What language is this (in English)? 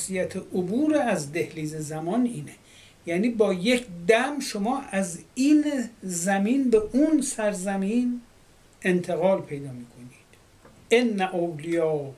Persian